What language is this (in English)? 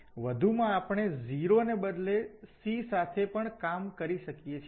Gujarati